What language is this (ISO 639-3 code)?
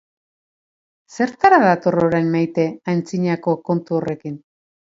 eus